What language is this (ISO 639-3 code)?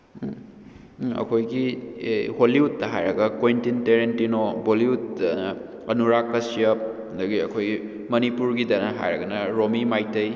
mni